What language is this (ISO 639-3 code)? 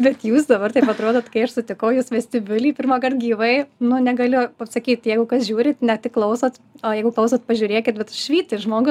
lit